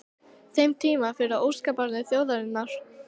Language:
Icelandic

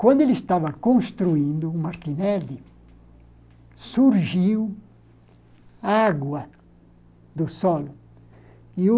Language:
Portuguese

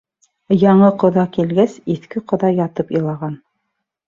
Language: Bashkir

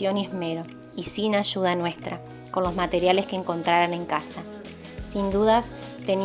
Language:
Spanish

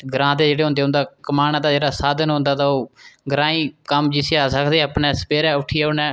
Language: Dogri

